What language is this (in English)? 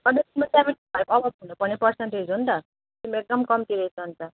Nepali